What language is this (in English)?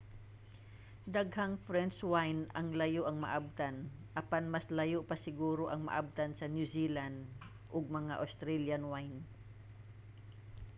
Cebuano